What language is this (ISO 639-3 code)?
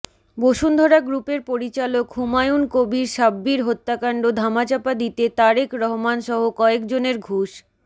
ben